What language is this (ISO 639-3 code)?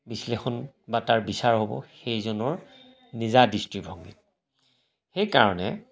asm